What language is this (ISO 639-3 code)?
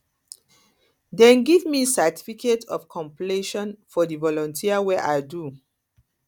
pcm